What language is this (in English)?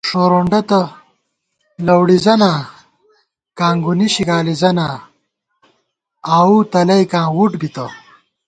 Gawar-Bati